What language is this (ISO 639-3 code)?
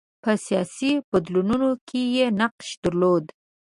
pus